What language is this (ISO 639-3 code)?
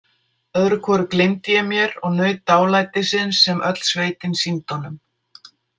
isl